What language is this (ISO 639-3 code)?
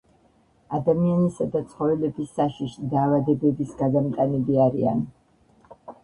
kat